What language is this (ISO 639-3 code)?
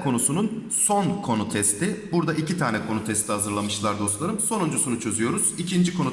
tur